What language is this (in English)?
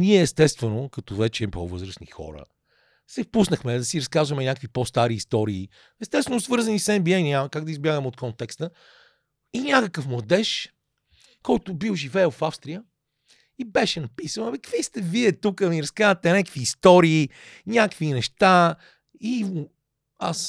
Bulgarian